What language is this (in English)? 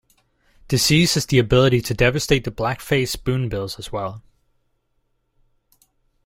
English